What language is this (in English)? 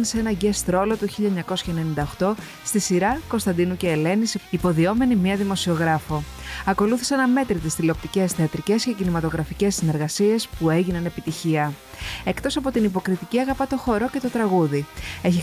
Greek